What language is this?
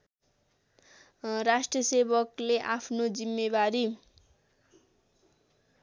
Nepali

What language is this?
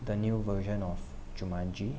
English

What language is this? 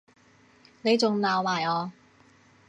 Cantonese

